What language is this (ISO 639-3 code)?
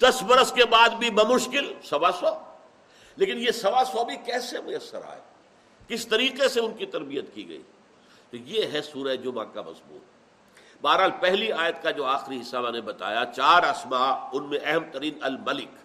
urd